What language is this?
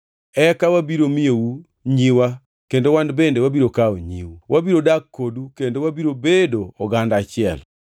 Luo (Kenya and Tanzania)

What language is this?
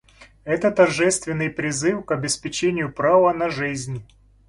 Russian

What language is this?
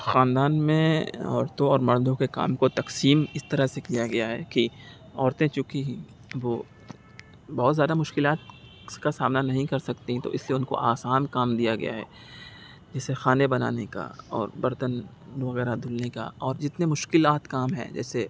Urdu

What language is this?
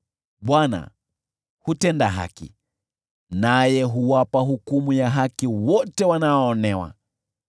Swahili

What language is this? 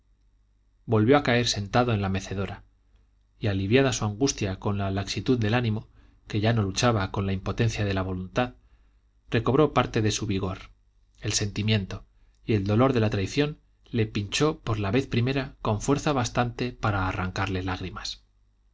Spanish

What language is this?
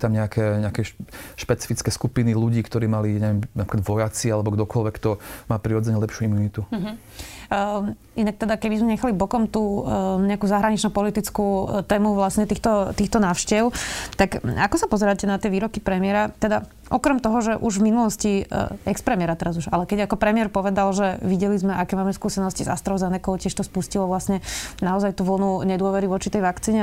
Slovak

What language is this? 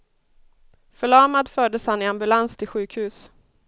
Swedish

